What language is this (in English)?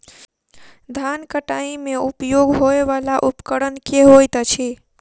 Maithili